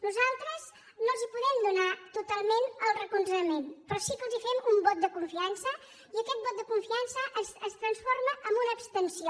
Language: Catalan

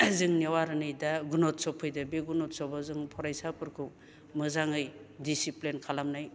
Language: Bodo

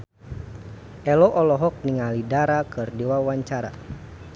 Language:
Sundanese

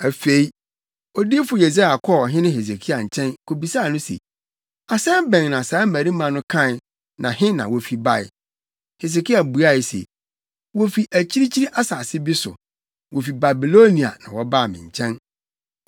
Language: Akan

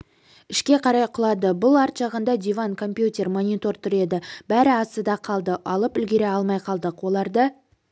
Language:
Kazakh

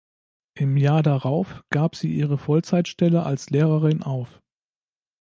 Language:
German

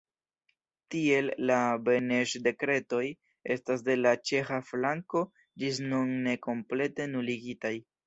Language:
Esperanto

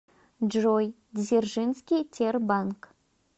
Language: Russian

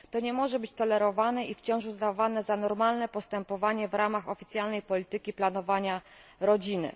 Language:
Polish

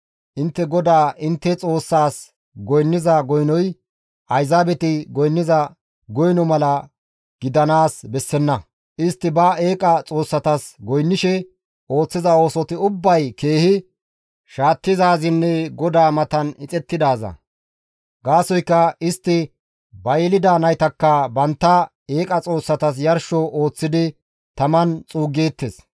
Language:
Gamo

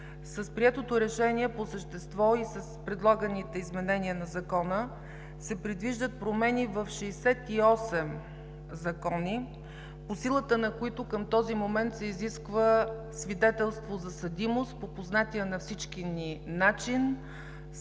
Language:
Bulgarian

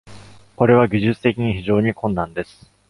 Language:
Japanese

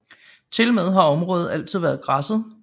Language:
Danish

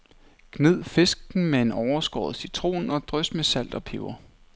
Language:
Danish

